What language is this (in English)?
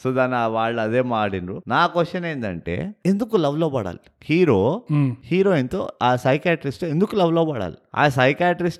Telugu